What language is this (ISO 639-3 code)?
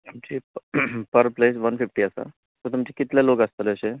kok